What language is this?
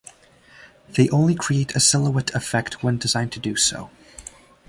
English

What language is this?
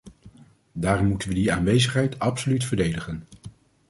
Dutch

